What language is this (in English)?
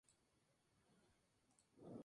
Spanish